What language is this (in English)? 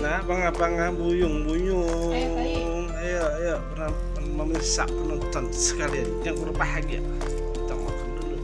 Indonesian